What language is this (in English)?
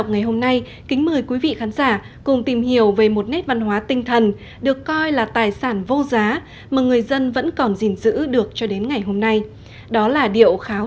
Vietnamese